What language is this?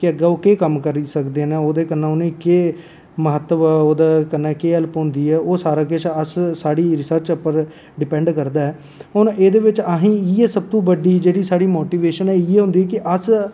Dogri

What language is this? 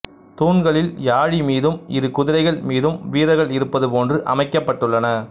Tamil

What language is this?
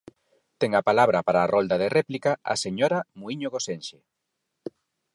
Galician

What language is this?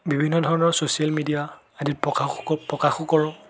Assamese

